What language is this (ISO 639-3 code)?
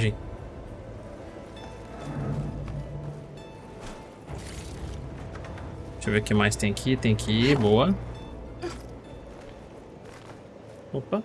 por